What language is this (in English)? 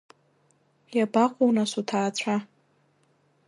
Abkhazian